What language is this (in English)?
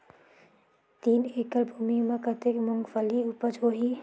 Chhattisgarhi